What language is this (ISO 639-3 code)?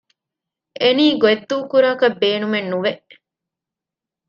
div